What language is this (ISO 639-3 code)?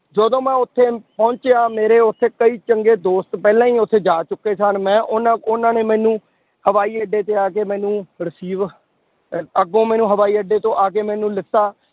pan